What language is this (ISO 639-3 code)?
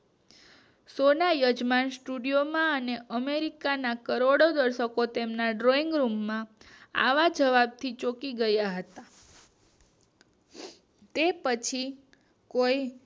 guj